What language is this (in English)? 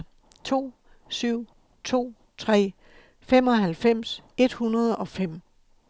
Danish